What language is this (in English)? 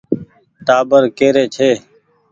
Goaria